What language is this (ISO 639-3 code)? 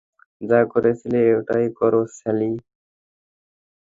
ben